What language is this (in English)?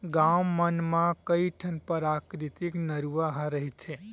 Chhattisgarhi